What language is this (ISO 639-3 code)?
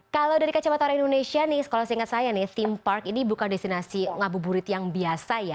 ind